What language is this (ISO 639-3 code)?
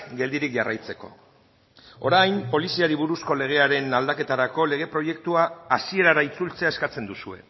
eus